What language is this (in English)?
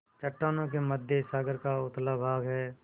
Hindi